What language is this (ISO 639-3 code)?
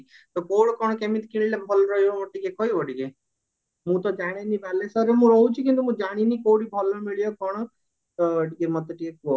ori